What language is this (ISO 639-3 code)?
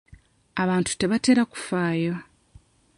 lug